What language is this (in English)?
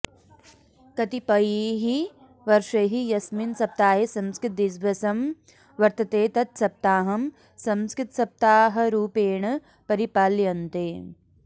Sanskrit